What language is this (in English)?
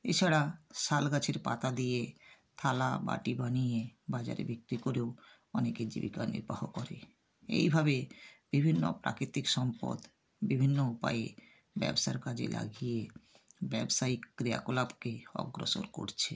Bangla